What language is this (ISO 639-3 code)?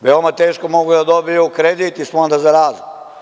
srp